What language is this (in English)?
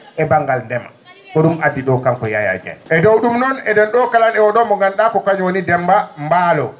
Fula